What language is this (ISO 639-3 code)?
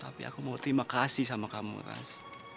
ind